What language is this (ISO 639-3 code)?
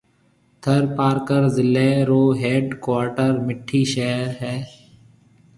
mve